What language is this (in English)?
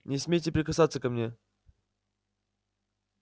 Russian